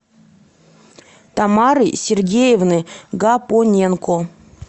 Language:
Russian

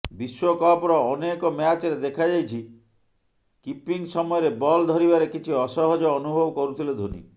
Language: Odia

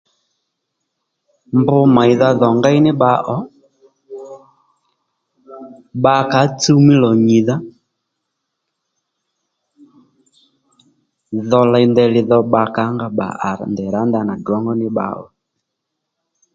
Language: Lendu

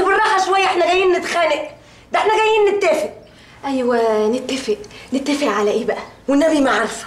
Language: Arabic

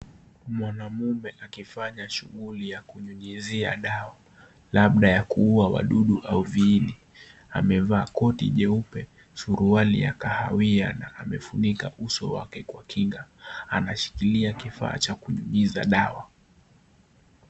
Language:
Swahili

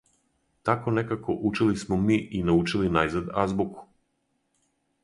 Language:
Serbian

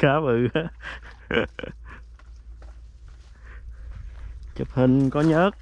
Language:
Vietnamese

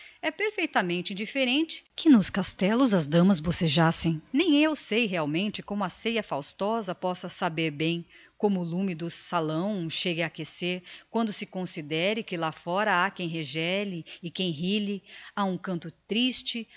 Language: Portuguese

